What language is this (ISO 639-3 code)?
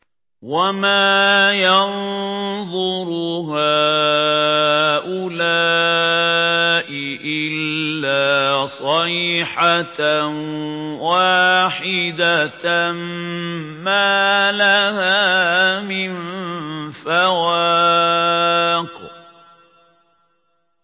ara